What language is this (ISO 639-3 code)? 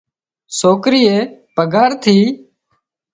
kxp